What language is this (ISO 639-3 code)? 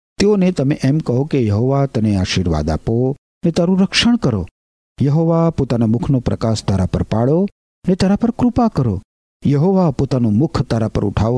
guj